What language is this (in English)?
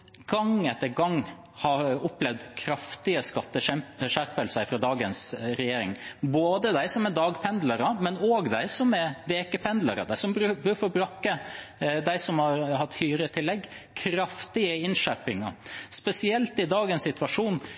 Norwegian Bokmål